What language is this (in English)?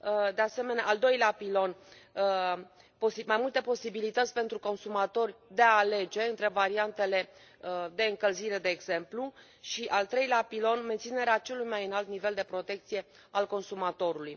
Romanian